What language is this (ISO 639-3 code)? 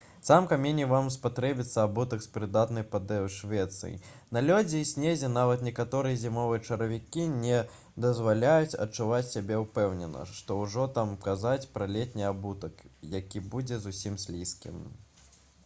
bel